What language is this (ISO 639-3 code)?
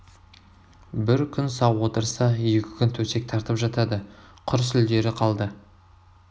kaz